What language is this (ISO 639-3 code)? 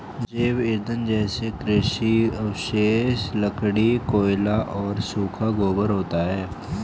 hin